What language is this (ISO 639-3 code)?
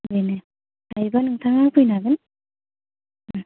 brx